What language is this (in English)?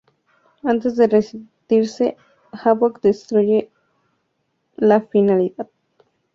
Spanish